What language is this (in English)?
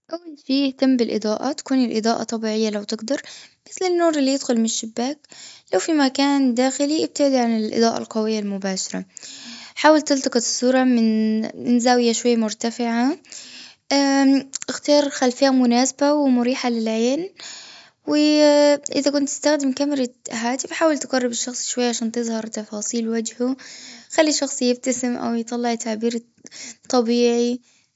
Gulf Arabic